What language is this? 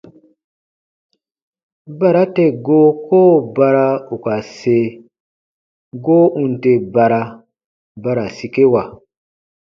Baatonum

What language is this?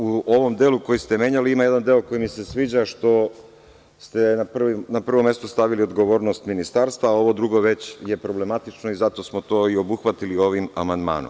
Serbian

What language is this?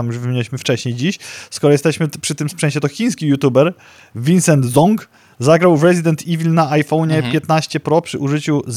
Polish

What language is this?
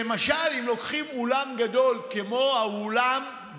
Hebrew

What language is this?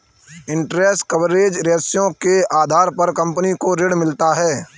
Hindi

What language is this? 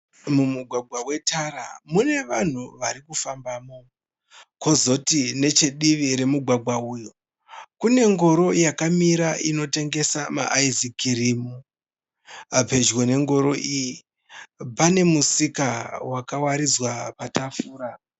Shona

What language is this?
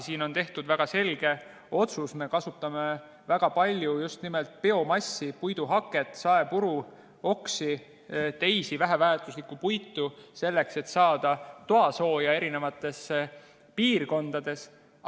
Estonian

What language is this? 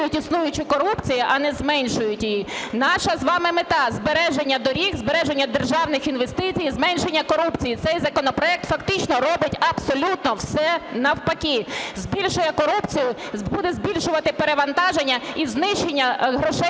Ukrainian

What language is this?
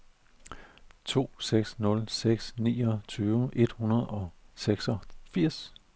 Danish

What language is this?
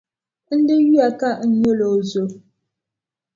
Dagbani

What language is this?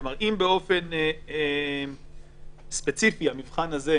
Hebrew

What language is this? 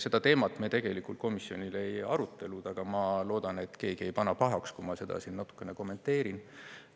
Estonian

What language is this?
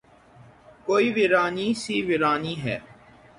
Urdu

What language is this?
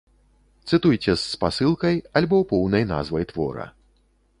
Belarusian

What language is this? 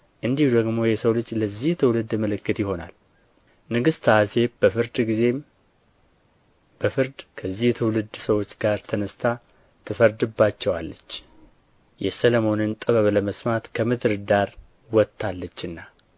Amharic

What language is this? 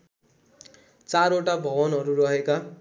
Nepali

